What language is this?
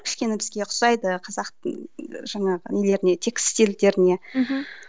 Kazakh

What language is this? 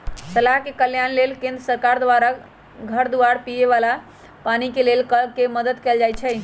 Magahi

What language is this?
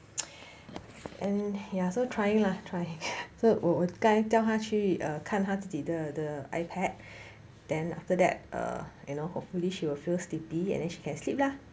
English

